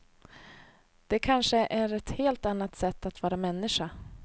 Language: Swedish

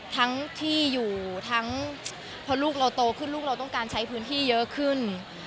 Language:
Thai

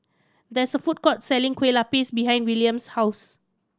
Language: English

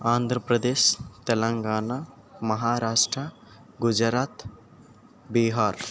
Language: Telugu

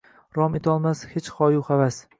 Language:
Uzbek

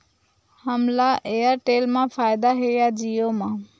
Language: Chhattisgarhi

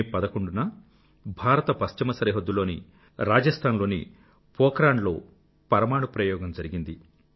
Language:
Telugu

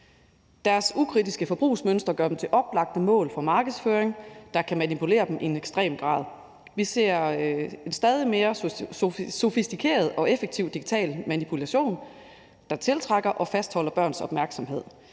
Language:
Danish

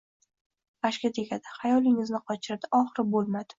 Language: Uzbek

